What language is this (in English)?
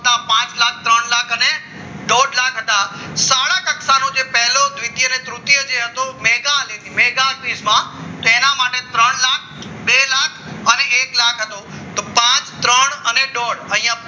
Gujarati